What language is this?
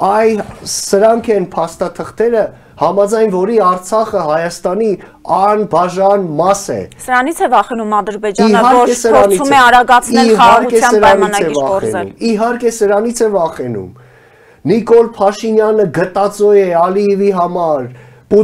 Romanian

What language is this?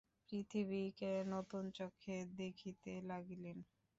Bangla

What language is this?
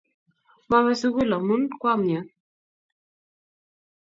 Kalenjin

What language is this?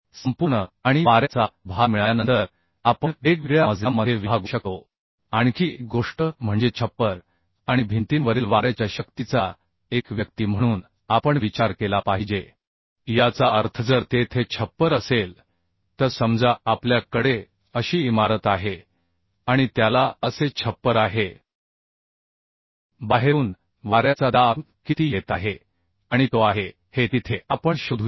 Marathi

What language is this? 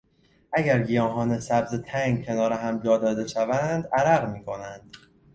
Persian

